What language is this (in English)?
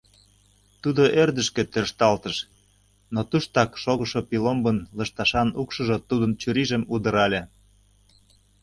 Mari